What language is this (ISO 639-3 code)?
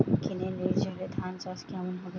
ben